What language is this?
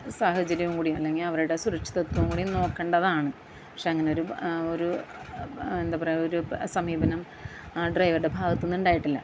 Malayalam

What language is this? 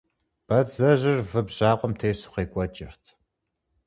Kabardian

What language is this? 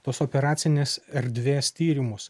Lithuanian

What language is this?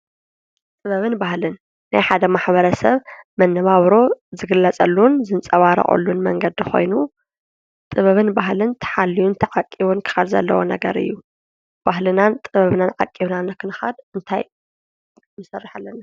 Tigrinya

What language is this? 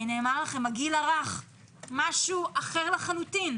Hebrew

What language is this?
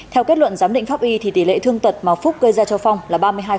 Vietnamese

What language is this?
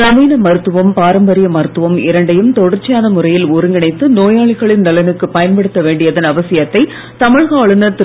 Tamil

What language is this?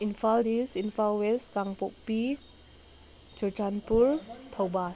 Manipuri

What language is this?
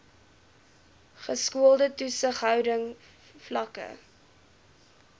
Afrikaans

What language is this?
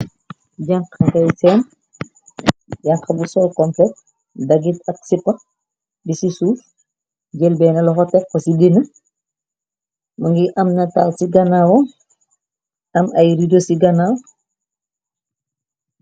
Wolof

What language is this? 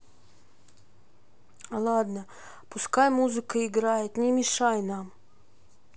Russian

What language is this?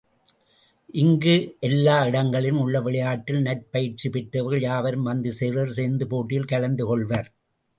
Tamil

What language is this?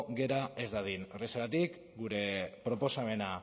Basque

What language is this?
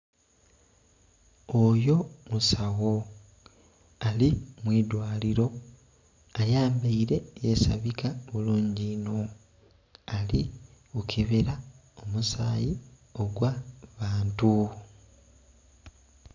Soga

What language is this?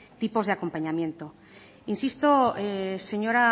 Spanish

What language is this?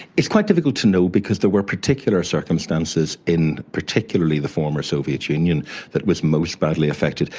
English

